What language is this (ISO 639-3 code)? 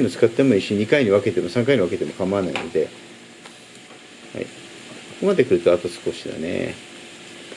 jpn